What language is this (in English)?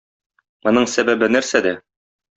Tatar